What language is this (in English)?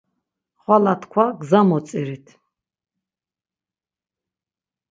Laz